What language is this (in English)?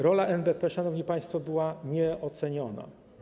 Polish